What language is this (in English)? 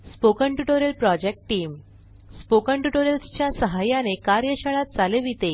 Marathi